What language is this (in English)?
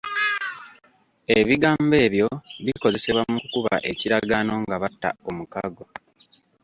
Ganda